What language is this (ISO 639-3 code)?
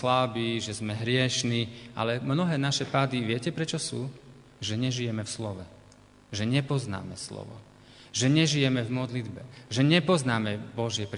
slk